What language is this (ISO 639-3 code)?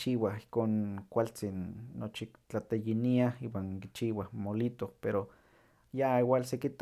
nhq